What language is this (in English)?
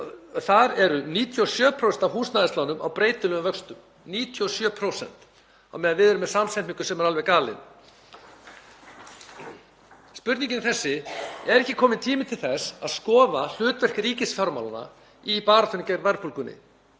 Icelandic